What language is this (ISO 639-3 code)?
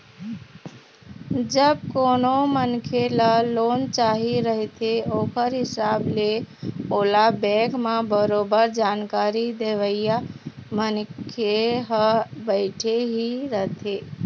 hne